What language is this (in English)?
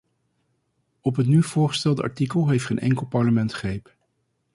Dutch